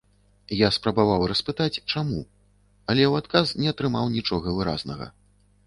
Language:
Belarusian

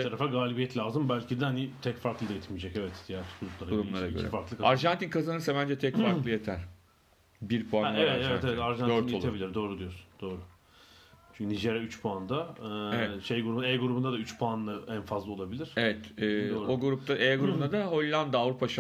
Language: Turkish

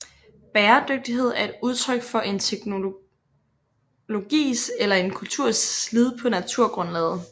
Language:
Danish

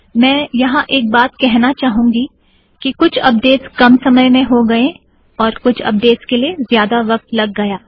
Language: Hindi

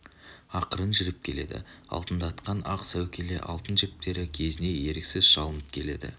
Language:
Kazakh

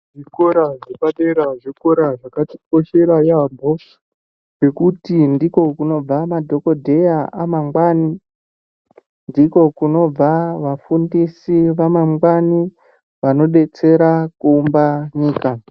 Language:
Ndau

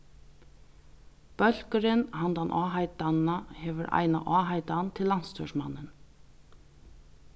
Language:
Faroese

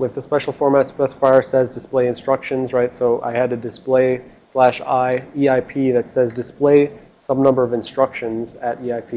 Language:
English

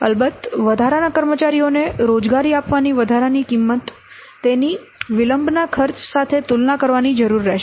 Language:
Gujarati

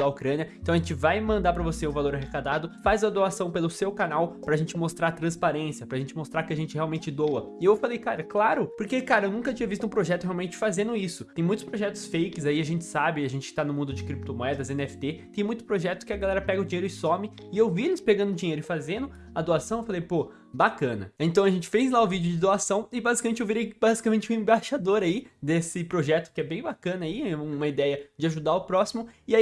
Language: Portuguese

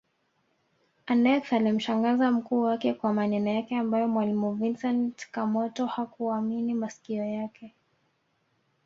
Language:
Swahili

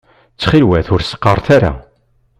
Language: Kabyle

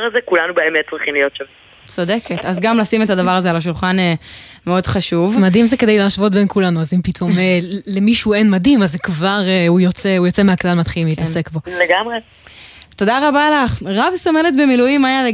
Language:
Hebrew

